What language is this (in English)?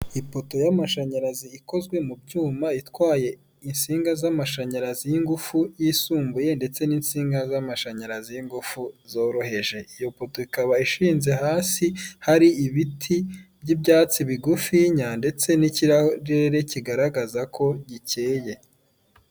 Kinyarwanda